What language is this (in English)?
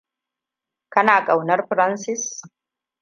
Hausa